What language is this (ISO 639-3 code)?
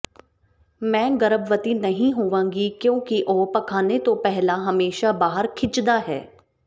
pan